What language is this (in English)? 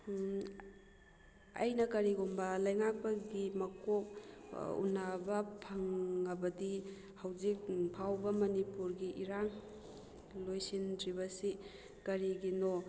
Manipuri